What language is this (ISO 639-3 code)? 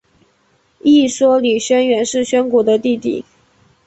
zho